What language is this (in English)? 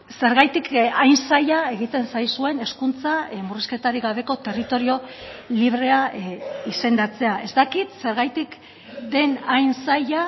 Basque